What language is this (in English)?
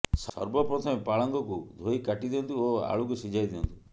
Odia